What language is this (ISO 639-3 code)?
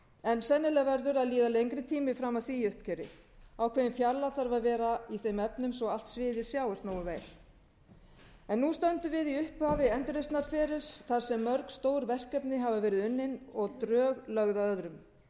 isl